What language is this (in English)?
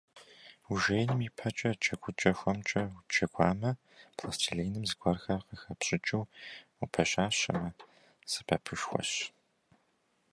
Kabardian